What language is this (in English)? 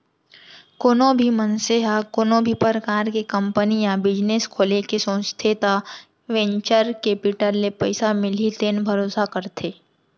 Chhattisgarhi